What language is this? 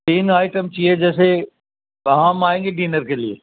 Urdu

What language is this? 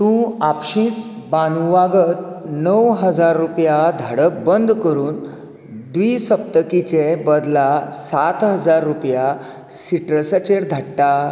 Konkani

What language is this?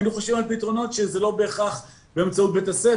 Hebrew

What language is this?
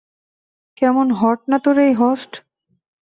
Bangla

